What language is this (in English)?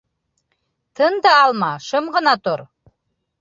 Bashkir